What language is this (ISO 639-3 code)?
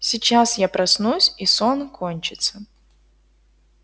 rus